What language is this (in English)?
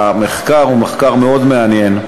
Hebrew